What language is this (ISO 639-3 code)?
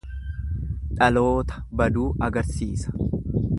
orm